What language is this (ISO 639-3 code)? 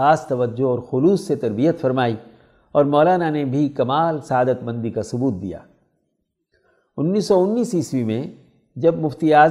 urd